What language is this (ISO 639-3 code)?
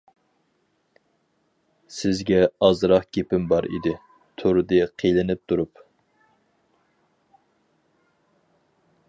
uig